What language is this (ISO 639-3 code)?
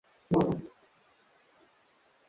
swa